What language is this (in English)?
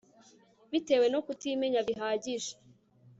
Kinyarwanda